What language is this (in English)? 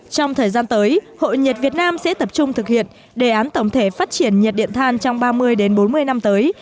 Vietnamese